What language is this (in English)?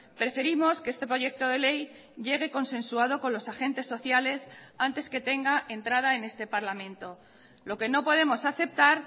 Spanish